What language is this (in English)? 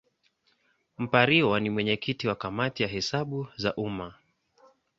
Swahili